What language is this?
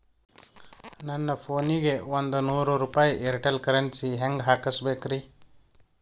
Kannada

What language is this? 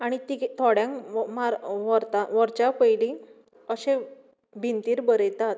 Konkani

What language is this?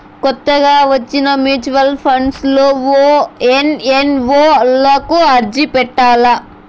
Telugu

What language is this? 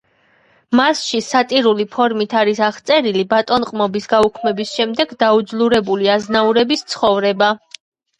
Georgian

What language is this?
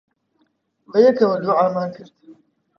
Central Kurdish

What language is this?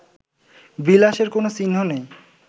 Bangla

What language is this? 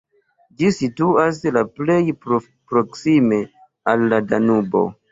Esperanto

